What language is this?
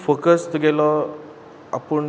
Konkani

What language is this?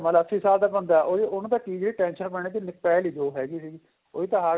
Punjabi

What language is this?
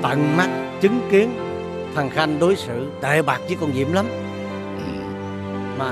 Vietnamese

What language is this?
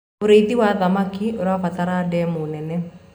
Kikuyu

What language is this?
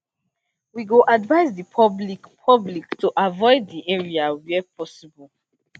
Nigerian Pidgin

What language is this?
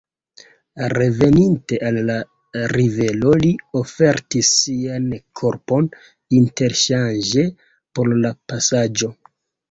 Esperanto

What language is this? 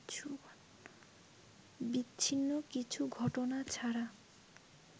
Bangla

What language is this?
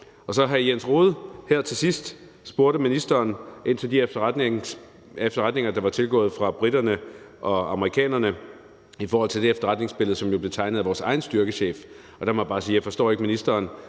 Danish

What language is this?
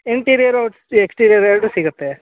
Kannada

